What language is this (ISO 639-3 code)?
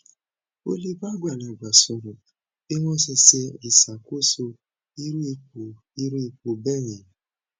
yor